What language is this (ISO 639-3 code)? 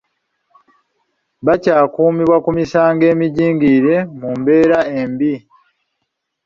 lug